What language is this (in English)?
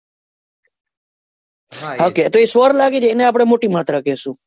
Gujarati